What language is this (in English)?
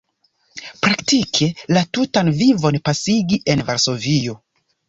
Esperanto